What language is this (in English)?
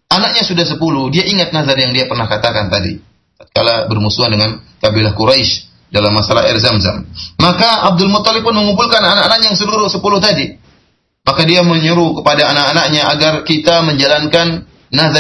Malay